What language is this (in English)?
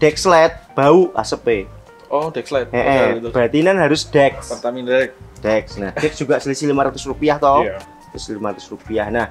Indonesian